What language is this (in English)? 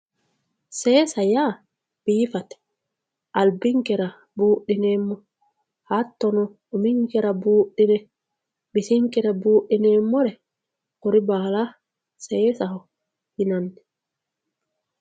Sidamo